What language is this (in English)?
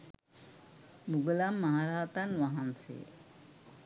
Sinhala